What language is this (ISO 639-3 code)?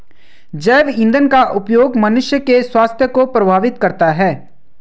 hin